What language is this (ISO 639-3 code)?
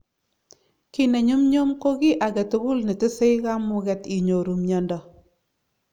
kln